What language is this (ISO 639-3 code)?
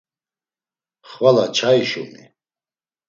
lzz